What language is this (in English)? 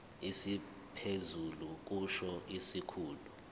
Zulu